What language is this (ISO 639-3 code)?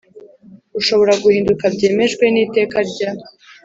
kin